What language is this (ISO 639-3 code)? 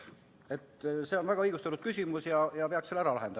est